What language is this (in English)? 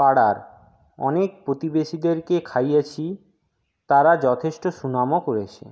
Bangla